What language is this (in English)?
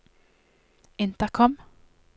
Norwegian